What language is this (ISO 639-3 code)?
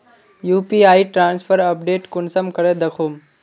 mag